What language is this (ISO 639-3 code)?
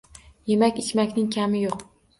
uzb